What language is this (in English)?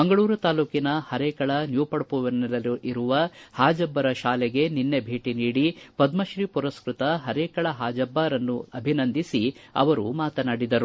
Kannada